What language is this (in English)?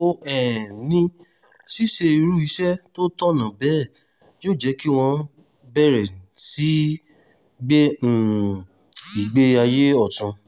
Yoruba